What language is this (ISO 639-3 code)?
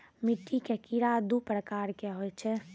mai